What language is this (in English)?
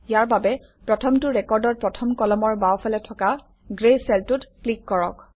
Assamese